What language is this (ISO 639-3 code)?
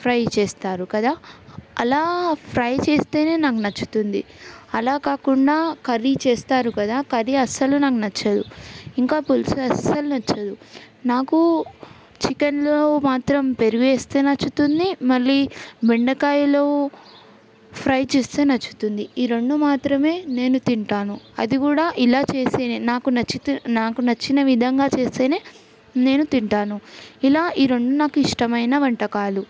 tel